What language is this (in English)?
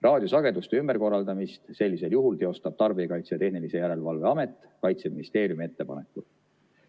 Estonian